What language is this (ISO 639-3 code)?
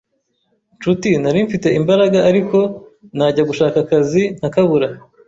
kin